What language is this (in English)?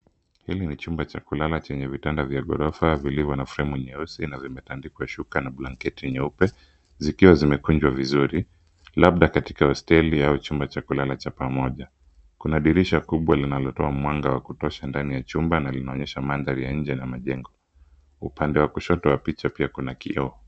Swahili